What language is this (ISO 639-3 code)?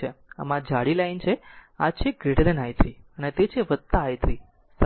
guj